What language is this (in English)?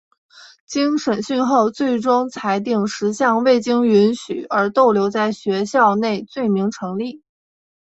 Chinese